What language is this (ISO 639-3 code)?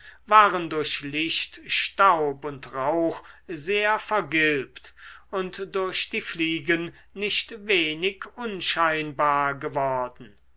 deu